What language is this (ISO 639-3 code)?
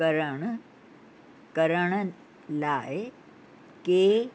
snd